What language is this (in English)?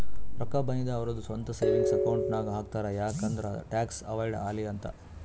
Kannada